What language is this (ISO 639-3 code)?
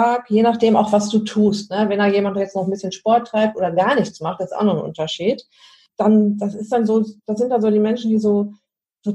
deu